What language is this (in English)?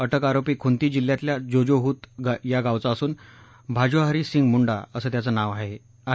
Marathi